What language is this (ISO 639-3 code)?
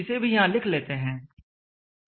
hin